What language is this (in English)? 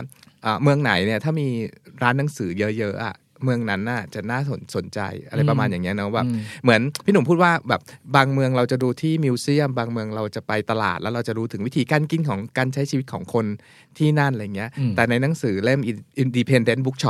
Thai